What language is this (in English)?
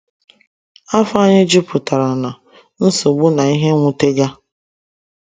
Igbo